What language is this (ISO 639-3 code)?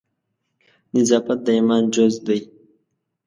pus